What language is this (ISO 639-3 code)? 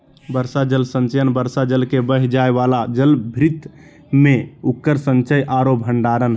mag